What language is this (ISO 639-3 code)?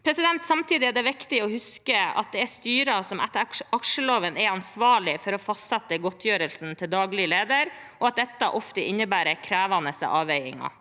nor